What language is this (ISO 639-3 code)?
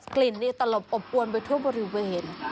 tha